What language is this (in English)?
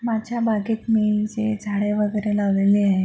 Marathi